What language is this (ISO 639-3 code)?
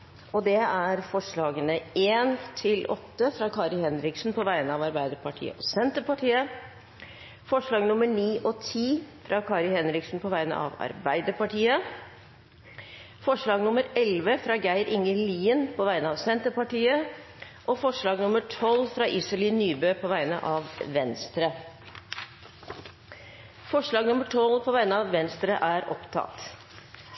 nob